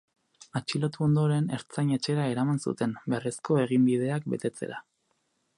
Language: Basque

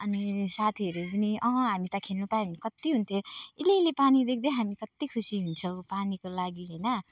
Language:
Nepali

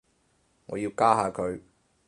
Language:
Cantonese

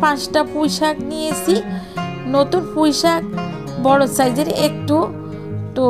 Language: Hindi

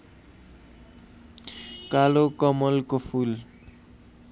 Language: Nepali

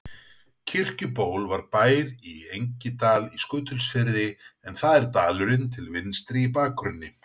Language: Icelandic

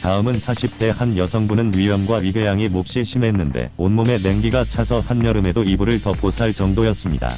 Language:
Korean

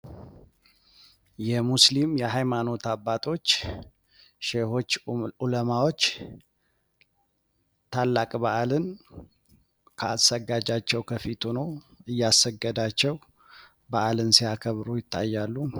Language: Amharic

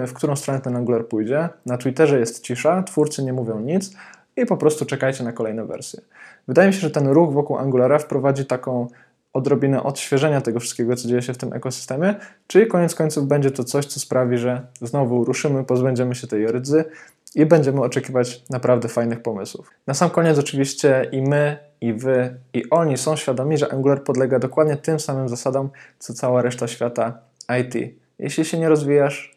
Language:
Polish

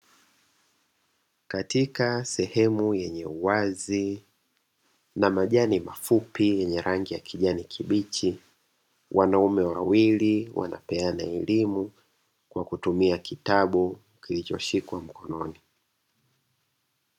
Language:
Swahili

